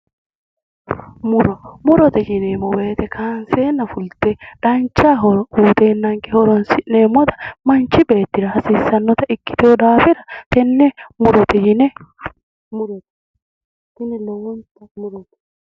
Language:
Sidamo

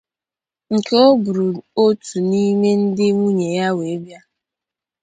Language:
Igbo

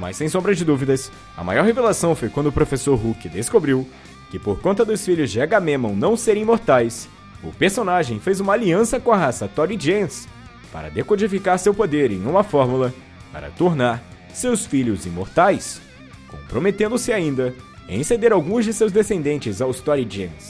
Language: Portuguese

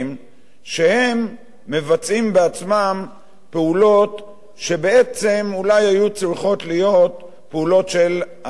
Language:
Hebrew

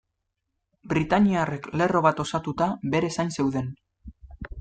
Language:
Basque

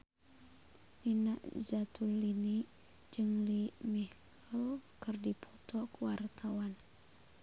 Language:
Sundanese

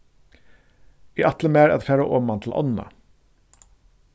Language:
Faroese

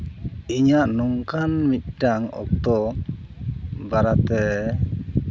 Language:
Santali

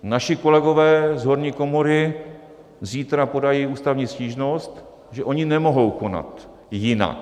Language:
Czech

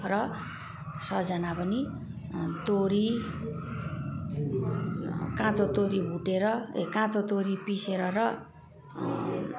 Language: Nepali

